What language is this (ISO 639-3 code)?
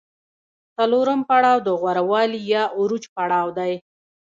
pus